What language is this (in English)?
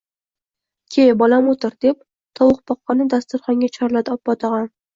Uzbek